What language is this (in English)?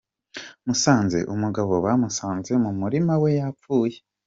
Kinyarwanda